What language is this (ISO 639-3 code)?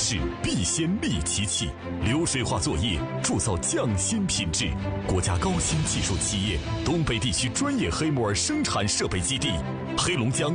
kor